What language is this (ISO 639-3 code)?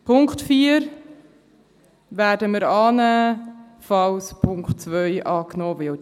gsw